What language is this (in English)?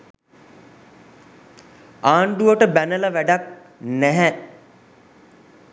Sinhala